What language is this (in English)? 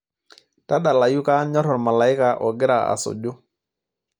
Masai